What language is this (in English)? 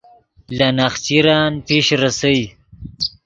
Yidgha